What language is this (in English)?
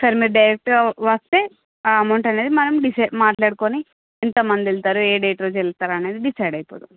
Telugu